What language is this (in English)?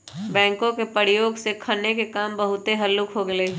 Magahi